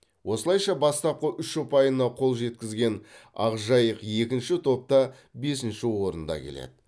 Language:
Kazakh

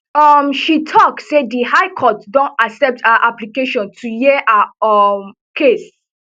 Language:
Nigerian Pidgin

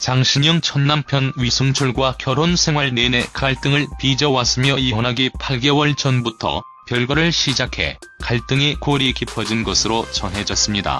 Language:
Korean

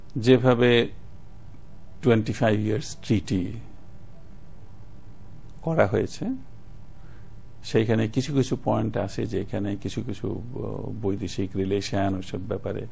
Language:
Bangla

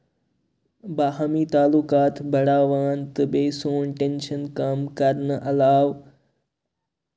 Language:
Kashmiri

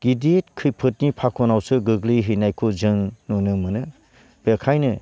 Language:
Bodo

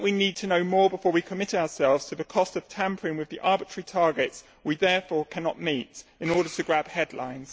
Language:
English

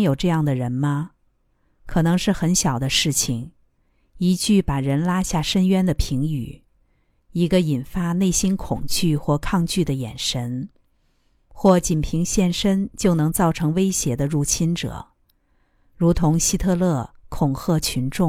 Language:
Chinese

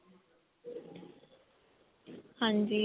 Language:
Punjabi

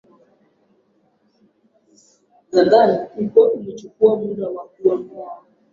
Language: Swahili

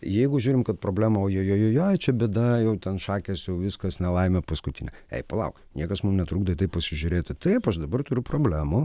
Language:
Lithuanian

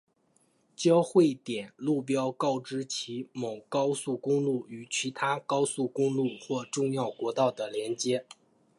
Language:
Chinese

